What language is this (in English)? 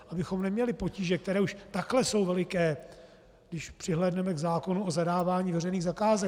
Czech